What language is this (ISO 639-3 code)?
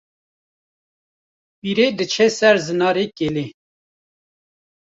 kur